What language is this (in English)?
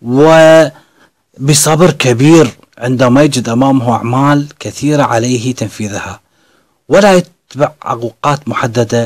Arabic